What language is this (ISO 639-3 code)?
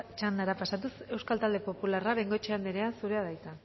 eus